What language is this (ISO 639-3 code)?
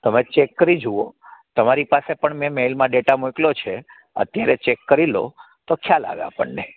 guj